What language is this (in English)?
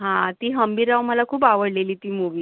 Marathi